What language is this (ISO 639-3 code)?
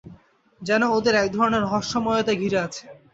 ben